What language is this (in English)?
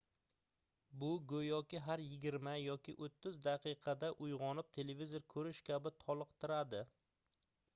Uzbek